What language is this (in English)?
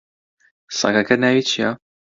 Central Kurdish